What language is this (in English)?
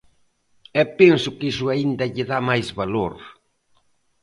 Galician